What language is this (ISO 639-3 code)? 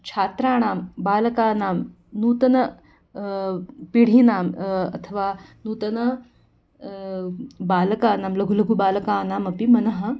san